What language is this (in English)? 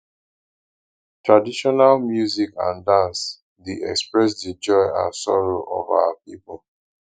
Nigerian Pidgin